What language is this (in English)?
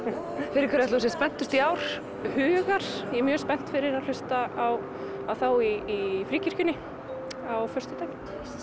Icelandic